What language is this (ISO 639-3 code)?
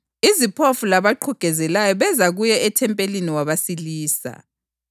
nde